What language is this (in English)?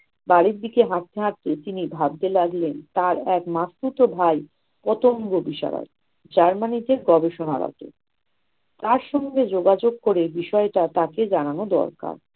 Bangla